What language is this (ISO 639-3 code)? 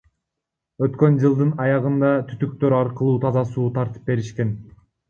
kir